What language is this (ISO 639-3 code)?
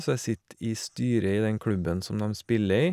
nor